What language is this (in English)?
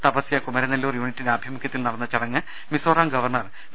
Malayalam